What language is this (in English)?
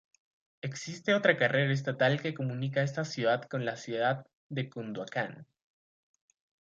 Spanish